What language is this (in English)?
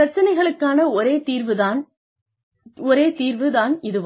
Tamil